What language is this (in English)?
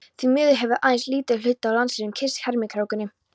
Icelandic